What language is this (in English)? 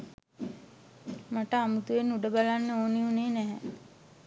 Sinhala